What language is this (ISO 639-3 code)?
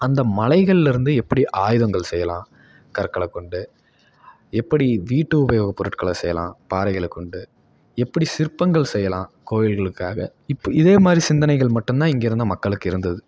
tam